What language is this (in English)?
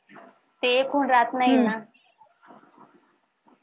Marathi